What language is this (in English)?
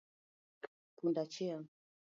Luo (Kenya and Tanzania)